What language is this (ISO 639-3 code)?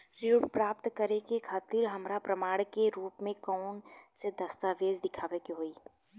bho